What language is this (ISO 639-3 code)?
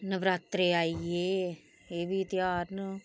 doi